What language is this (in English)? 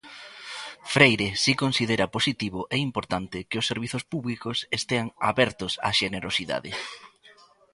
Galician